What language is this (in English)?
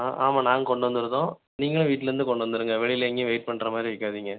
Tamil